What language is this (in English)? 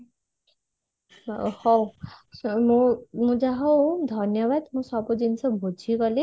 Odia